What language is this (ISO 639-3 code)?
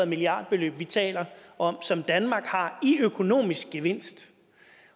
dan